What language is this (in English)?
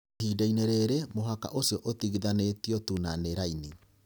Kikuyu